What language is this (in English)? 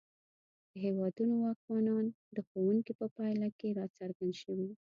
Pashto